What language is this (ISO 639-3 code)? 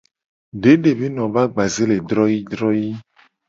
gej